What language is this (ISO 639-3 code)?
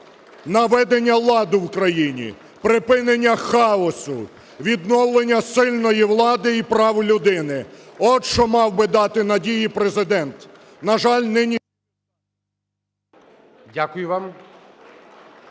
ukr